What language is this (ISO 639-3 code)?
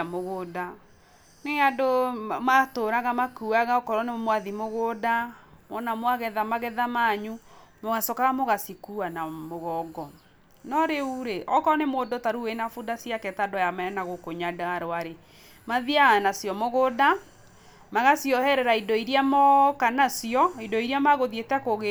kik